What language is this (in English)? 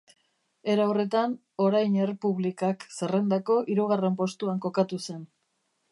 Basque